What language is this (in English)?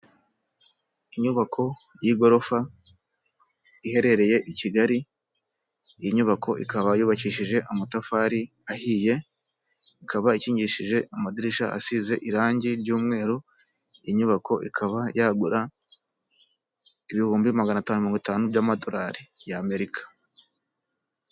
Kinyarwanda